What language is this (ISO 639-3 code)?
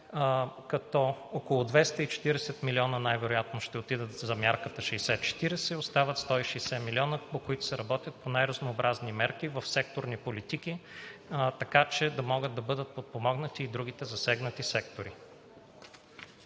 bul